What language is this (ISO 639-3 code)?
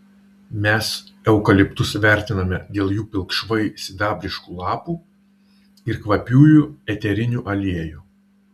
lit